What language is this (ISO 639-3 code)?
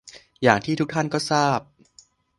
tha